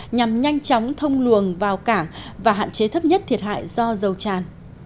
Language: Vietnamese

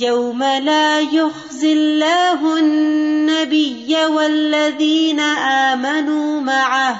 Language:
Urdu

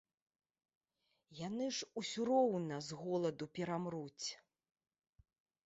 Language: Belarusian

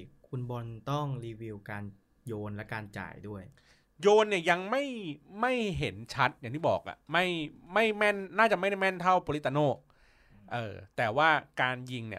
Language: Thai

